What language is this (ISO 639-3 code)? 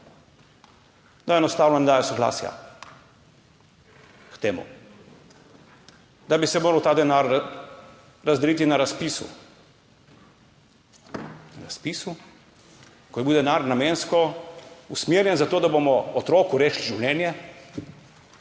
slv